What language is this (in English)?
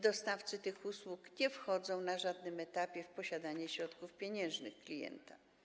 Polish